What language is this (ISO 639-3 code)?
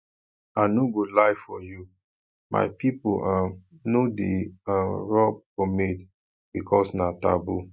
pcm